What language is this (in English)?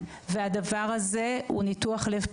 Hebrew